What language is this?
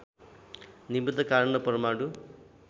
Nepali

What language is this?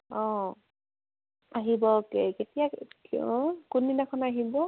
Assamese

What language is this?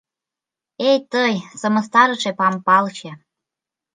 Mari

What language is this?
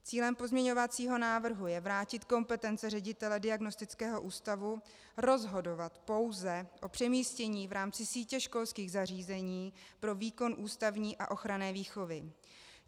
Czech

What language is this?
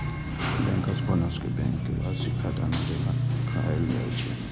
Maithili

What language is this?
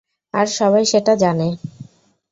Bangla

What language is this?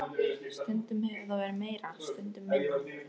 Icelandic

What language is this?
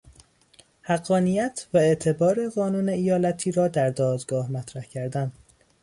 Persian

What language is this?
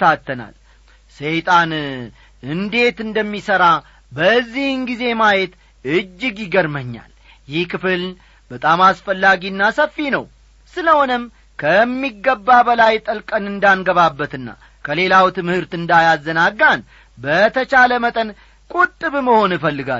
Amharic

